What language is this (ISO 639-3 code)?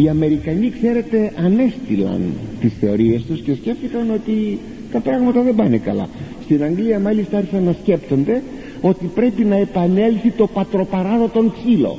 ell